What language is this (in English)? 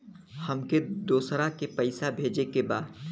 Bhojpuri